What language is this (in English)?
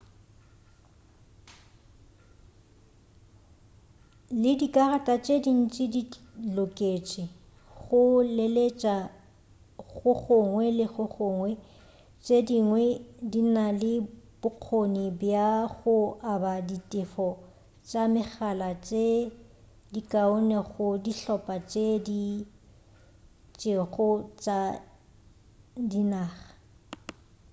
Northern Sotho